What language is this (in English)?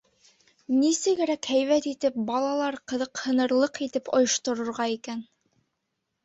Bashkir